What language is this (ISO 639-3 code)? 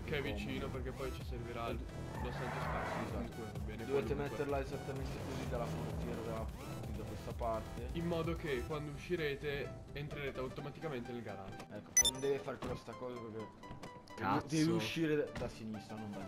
ita